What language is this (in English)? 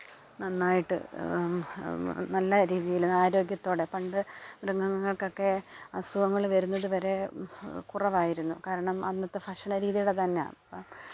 Malayalam